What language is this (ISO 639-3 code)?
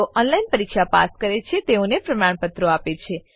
guj